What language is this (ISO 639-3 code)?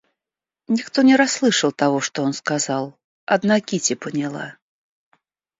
rus